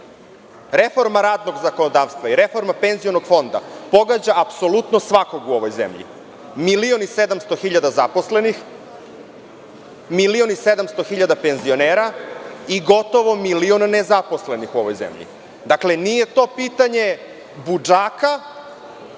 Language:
Serbian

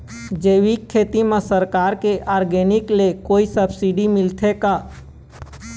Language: Chhattisgarhi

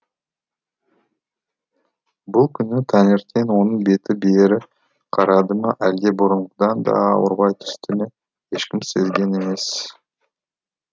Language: Kazakh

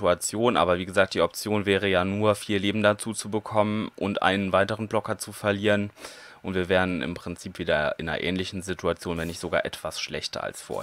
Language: German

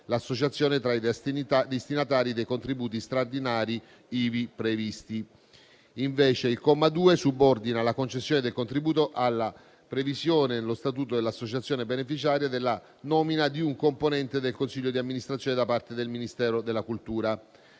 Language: Italian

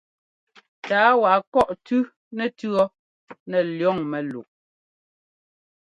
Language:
Ngomba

